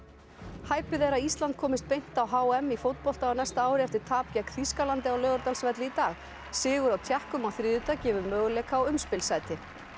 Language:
Icelandic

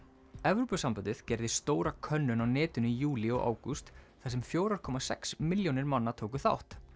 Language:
Icelandic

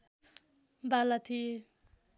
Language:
Nepali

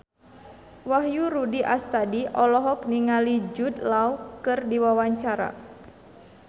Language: Sundanese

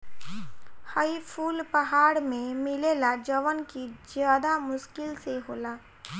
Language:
Bhojpuri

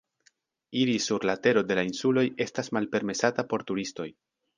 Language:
Esperanto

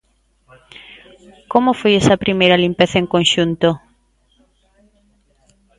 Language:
Galician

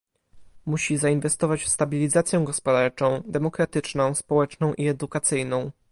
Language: Polish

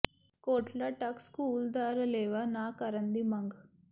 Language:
Punjabi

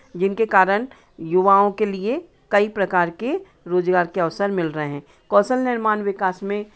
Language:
Hindi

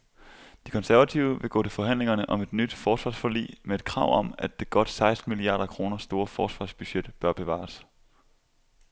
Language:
Danish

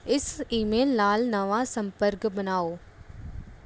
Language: Punjabi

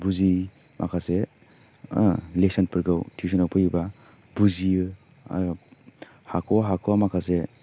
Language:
Bodo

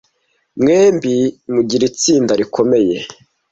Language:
Kinyarwanda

